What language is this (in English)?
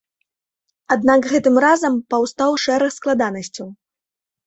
Belarusian